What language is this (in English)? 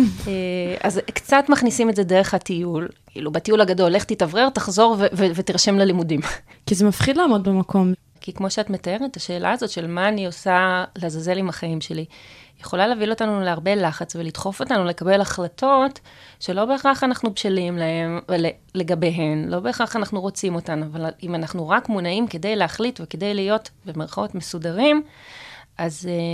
Hebrew